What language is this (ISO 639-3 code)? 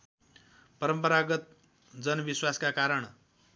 nep